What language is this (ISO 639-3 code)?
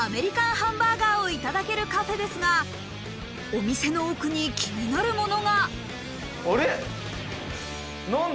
jpn